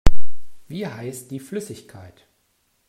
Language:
German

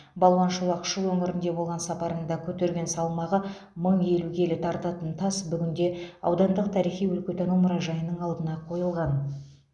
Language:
Kazakh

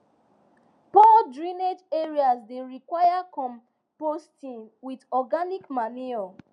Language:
Nigerian Pidgin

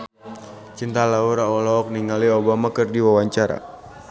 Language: Sundanese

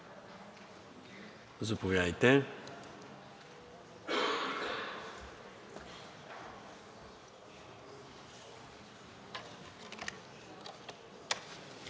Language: Bulgarian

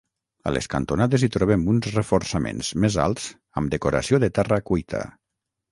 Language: Catalan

